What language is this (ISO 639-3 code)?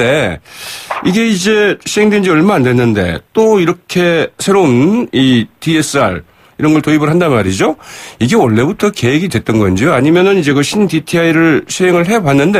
kor